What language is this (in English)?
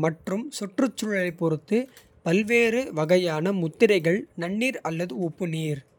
Kota (India)